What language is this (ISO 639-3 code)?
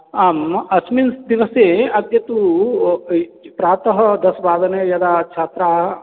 san